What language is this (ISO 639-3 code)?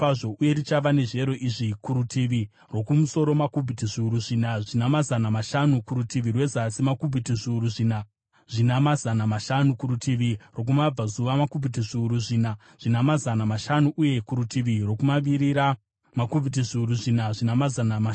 sna